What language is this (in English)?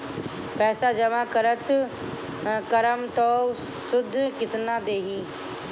Bhojpuri